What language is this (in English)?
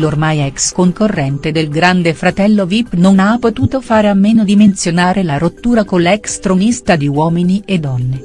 Italian